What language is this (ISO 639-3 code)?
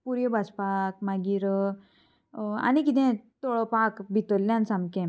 kok